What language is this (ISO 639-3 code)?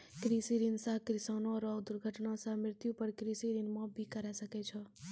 mai